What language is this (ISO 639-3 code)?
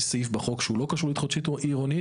heb